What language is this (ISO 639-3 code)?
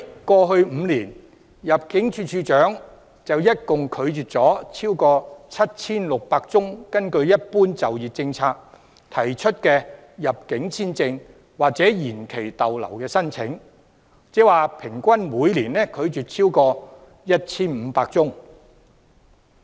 yue